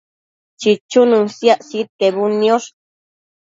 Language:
Matsés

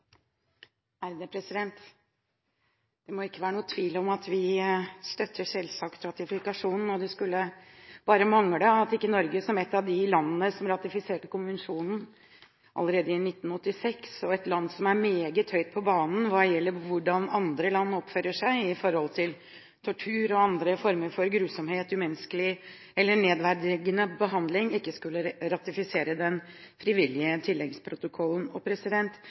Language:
Norwegian Bokmål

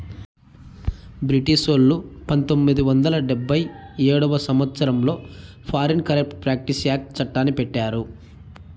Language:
Telugu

